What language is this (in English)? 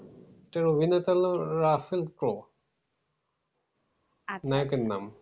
Bangla